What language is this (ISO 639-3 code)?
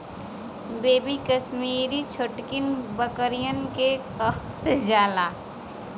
bho